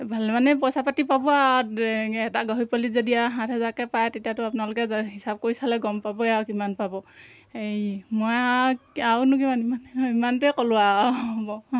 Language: Assamese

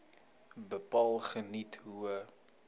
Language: Afrikaans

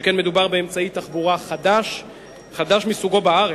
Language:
Hebrew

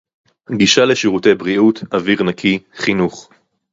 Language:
Hebrew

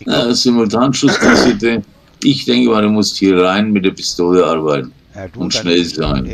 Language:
German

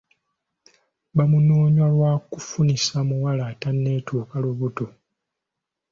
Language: Ganda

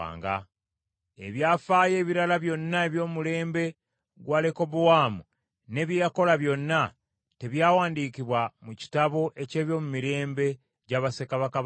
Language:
Ganda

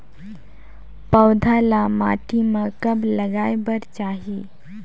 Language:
Chhattisgarhi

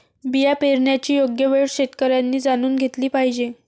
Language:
Marathi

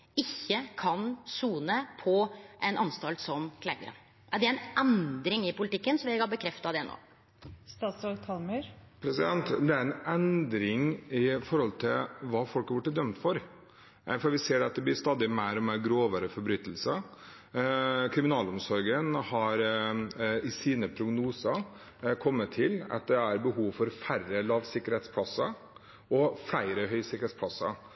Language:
Norwegian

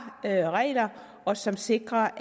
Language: Danish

